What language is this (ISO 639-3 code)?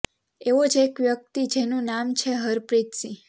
guj